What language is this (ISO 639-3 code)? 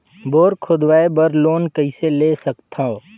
hne